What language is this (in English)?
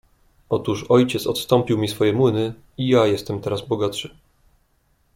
Polish